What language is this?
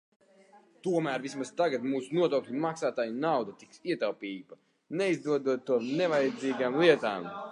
Latvian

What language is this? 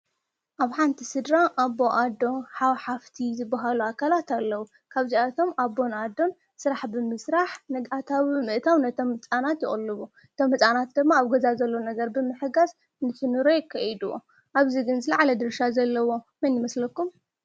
Tigrinya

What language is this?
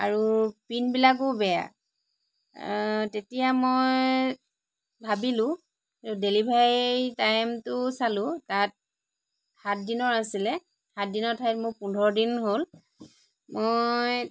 Assamese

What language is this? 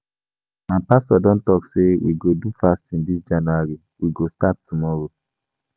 Nigerian Pidgin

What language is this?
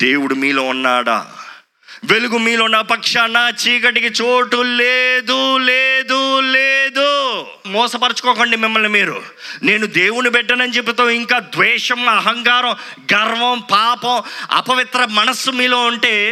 Telugu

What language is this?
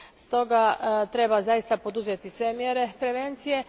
Croatian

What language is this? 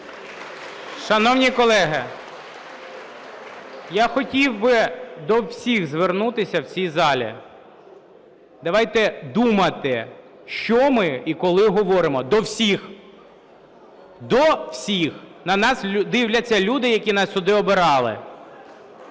Ukrainian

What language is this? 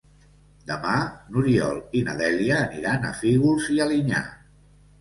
Catalan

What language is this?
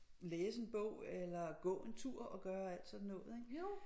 Danish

